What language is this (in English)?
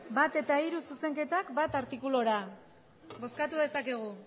Basque